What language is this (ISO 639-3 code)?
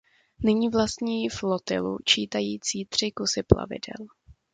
ces